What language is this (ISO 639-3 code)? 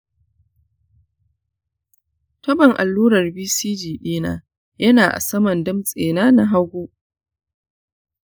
hau